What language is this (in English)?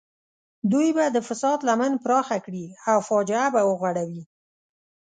Pashto